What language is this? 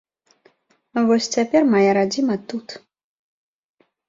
Belarusian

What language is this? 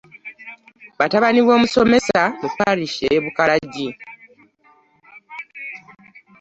Ganda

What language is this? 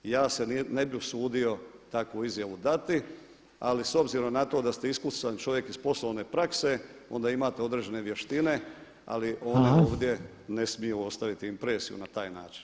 Croatian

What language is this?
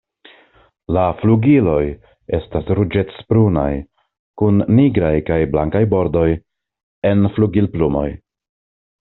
Esperanto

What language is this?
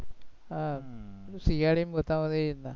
Gujarati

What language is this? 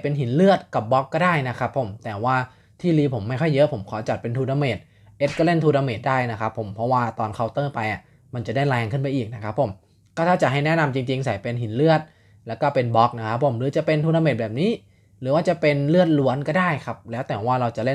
Thai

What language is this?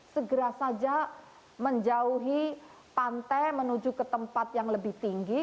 Indonesian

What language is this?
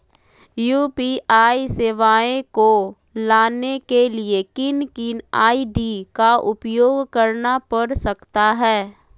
Magahi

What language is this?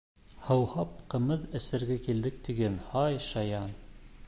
Bashkir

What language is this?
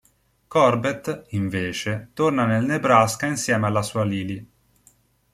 Italian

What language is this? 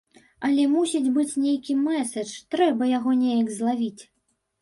Belarusian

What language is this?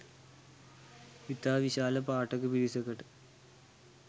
Sinhala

